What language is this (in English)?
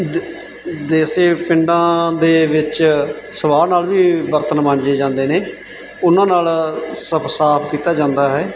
Punjabi